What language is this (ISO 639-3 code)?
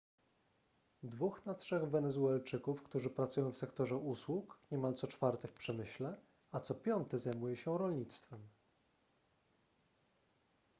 pol